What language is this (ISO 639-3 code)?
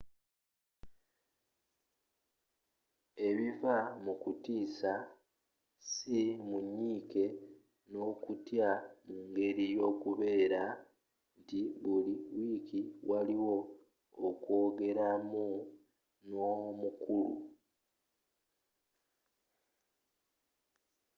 lug